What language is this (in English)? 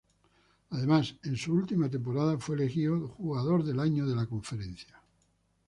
Spanish